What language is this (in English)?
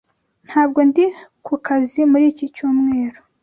Kinyarwanda